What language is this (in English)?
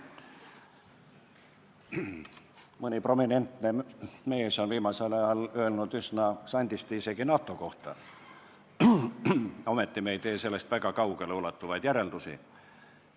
Estonian